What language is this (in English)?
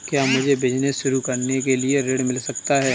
Hindi